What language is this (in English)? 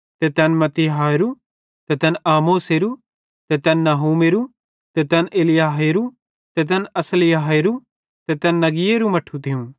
Bhadrawahi